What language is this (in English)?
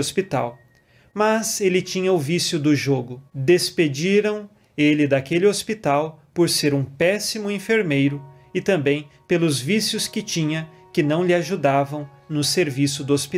Portuguese